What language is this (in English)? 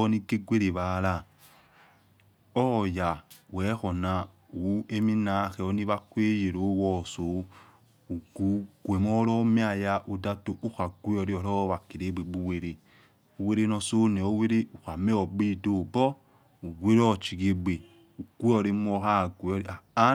Yekhee